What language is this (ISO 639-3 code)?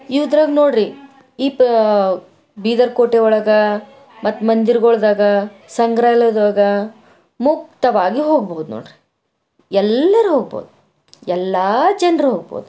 kan